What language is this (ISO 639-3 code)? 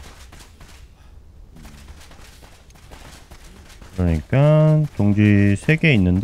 kor